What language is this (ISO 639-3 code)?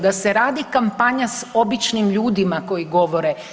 hrv